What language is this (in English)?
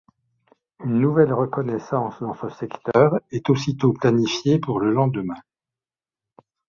French